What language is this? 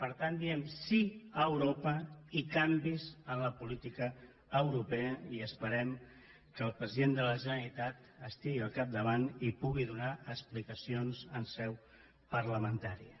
Catalan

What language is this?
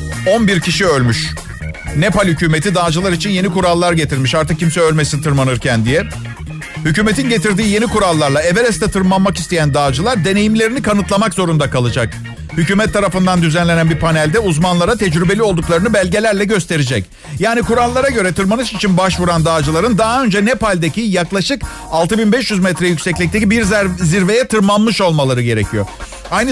Turkish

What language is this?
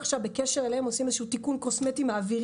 Hebrew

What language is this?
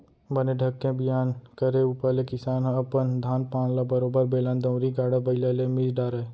Chhattisgarhi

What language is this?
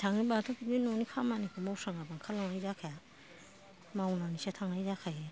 Bodo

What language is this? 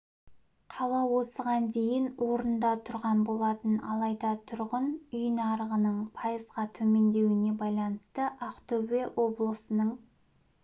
Kazakh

